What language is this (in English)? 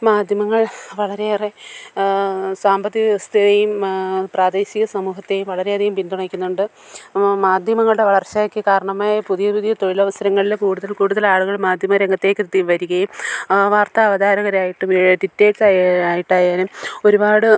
Malayalam